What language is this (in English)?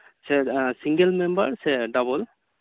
Santali